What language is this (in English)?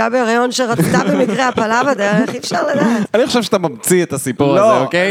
Hebrew